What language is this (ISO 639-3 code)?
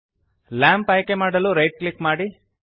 kan